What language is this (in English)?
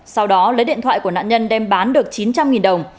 Vietnamese